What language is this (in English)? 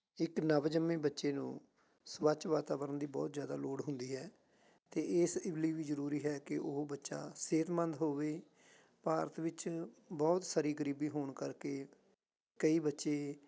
Punjabi